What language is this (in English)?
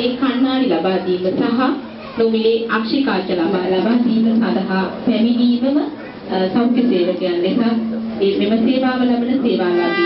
Thai